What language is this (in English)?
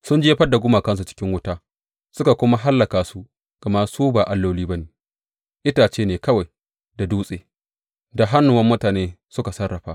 Hausa